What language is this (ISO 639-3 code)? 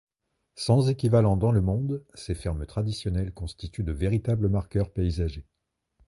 fra